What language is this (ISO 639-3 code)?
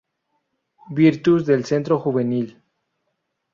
spa